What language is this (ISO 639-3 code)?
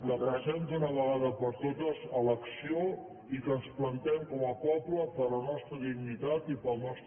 cat